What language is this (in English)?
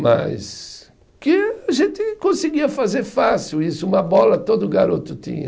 Portuguese